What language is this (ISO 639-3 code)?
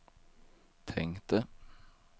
swe